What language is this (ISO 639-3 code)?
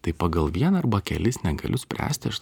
lit